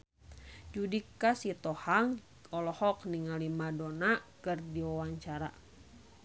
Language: Sundanese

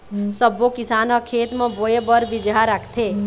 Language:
Chhattisgarhi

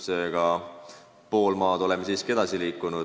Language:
Estonian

